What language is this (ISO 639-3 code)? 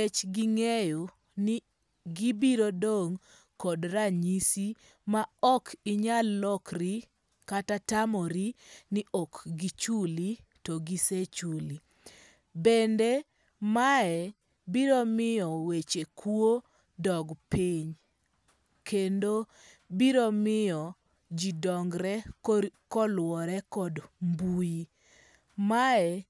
luo